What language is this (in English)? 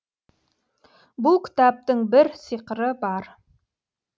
Kazakh